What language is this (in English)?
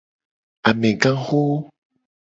Gen